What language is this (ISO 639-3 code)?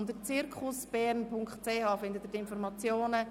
gsw